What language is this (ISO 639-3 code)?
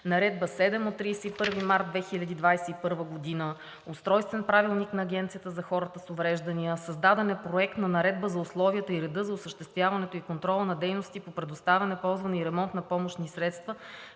bul